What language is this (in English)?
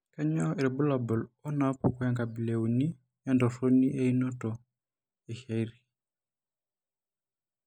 Masai